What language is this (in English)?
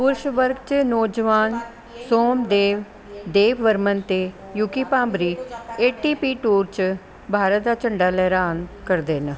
Dogri